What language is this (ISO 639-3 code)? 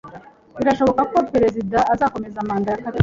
kin